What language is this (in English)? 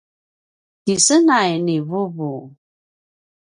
Paiwan